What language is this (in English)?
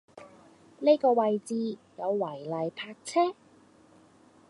Cantonese